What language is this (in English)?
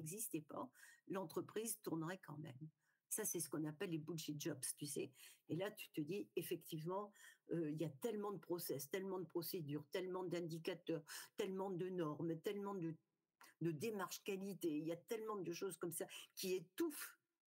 French